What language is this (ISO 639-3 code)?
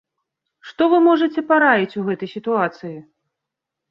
bel